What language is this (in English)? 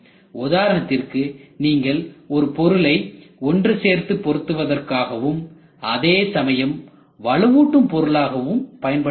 Tamil